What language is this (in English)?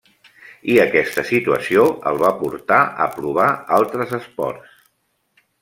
Catalan